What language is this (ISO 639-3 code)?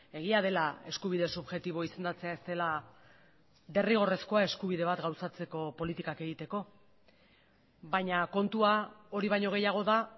eus